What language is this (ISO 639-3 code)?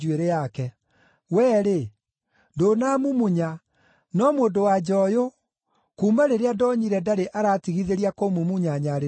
kik